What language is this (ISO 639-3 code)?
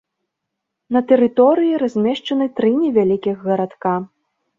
bel